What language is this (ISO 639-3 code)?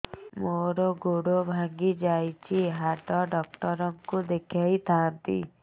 ori